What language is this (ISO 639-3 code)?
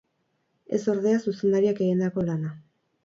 eus